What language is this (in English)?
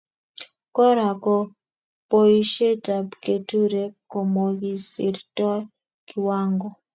Kalenjin